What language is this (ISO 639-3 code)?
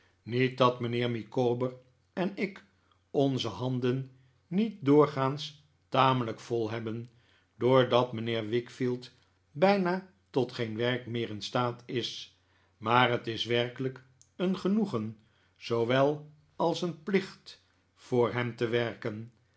nld